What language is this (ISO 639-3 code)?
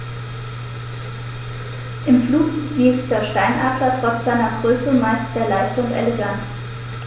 deu